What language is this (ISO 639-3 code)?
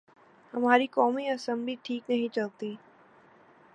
urd